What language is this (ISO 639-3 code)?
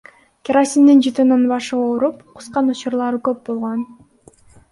kir